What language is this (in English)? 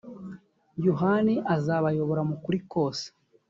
Kinyarwanda